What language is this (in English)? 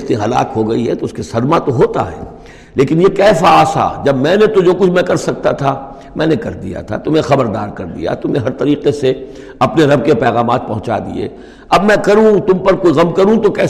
Urdu